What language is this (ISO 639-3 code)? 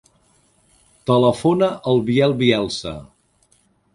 cat